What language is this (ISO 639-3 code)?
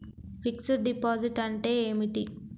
tel